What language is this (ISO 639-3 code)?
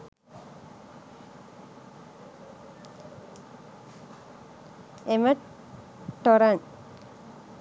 sin